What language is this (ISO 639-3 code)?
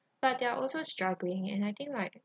eng